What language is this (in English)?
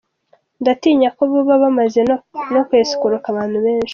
Kinyarwanda